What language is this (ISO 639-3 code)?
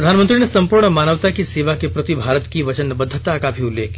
hin